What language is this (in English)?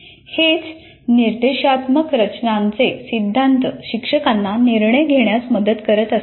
Marathi